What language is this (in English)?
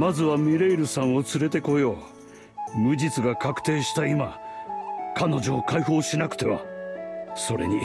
Japanese